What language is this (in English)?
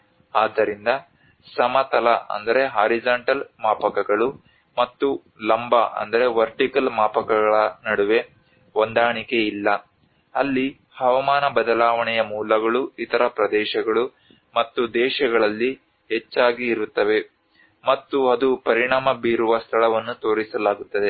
Kannada